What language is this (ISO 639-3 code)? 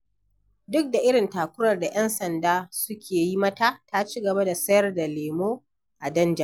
hau